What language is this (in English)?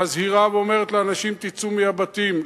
Hebrew